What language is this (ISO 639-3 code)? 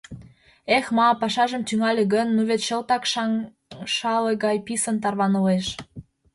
chm